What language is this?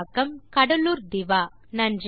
Tamil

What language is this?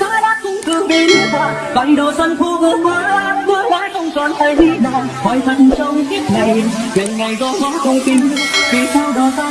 Vietnamese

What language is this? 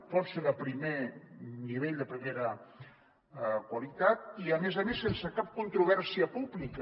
Catalan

